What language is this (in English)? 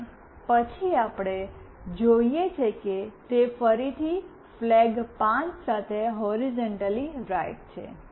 Gujarati